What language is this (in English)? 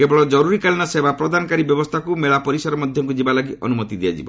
Odia